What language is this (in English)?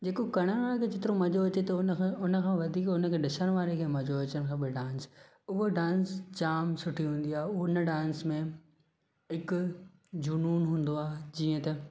Sindhi